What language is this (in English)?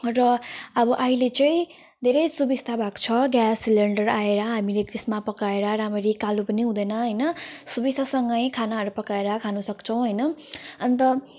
Nepali